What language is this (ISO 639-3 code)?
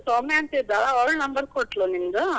kan